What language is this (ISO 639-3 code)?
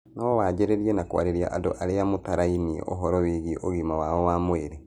kik